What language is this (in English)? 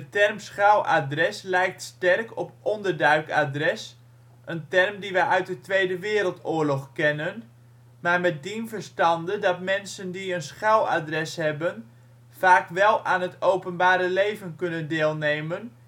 Dutch